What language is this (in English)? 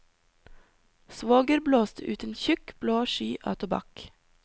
Norwegian